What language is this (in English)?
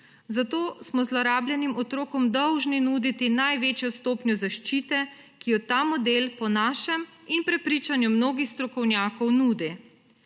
Slovenian